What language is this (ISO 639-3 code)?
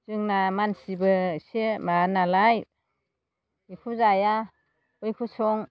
brx